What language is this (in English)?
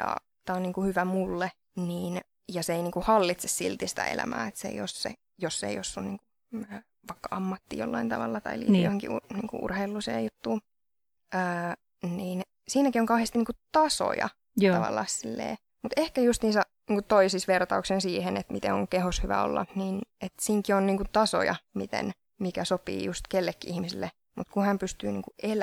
Finnish